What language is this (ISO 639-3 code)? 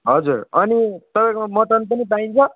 nep